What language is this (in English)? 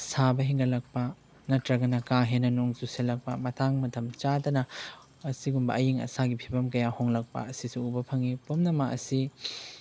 Manipuri